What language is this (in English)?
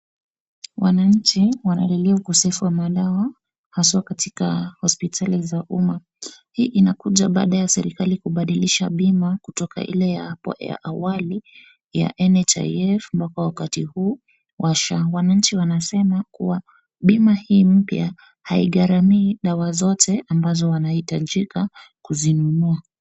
Swahili